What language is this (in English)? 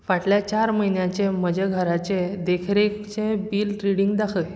Konkani